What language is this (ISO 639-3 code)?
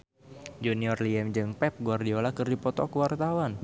sun